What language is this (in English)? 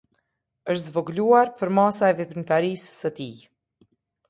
Albanian